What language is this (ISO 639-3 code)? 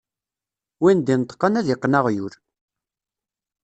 kab